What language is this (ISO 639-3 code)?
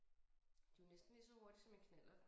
dan